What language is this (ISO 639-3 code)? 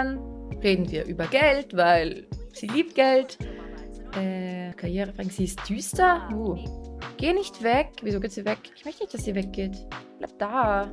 deu